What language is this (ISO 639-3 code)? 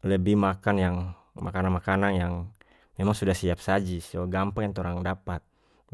max